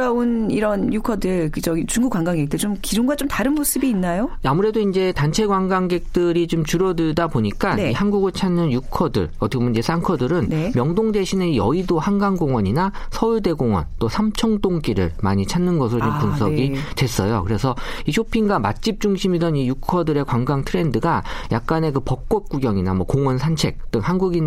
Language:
Korean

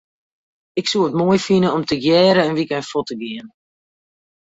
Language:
Western Frisian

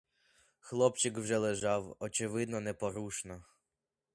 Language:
Ukrainian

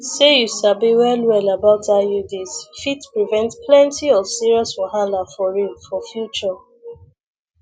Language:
Nigerian Pidgin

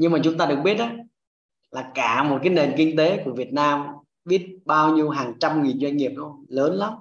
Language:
Vietnamese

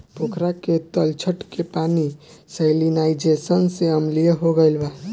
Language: Bhojpuri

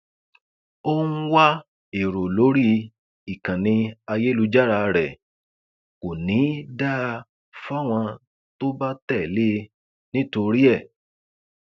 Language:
Yoruba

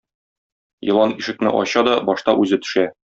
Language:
Tatar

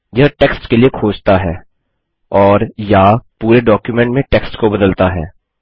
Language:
Hindi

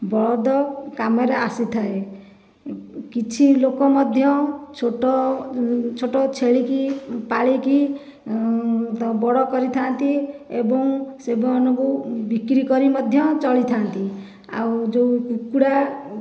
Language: Odia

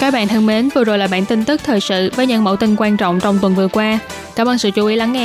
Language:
Vietnamese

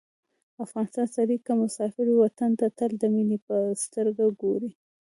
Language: Pashto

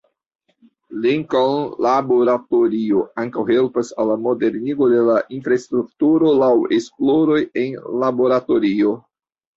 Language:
Esperanto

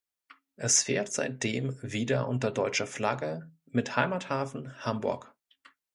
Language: German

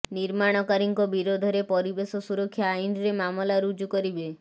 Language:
Odia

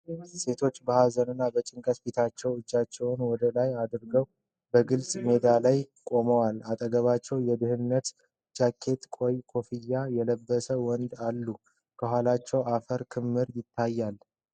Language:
Amharic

